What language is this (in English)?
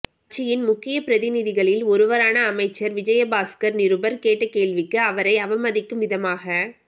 Tamil